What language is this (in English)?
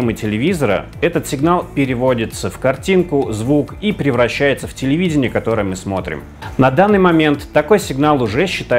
Russian